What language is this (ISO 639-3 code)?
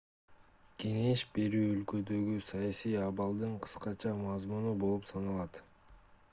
kir